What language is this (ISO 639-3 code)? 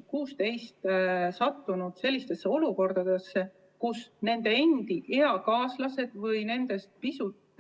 est